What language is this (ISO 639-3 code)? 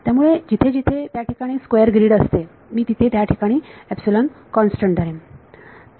mar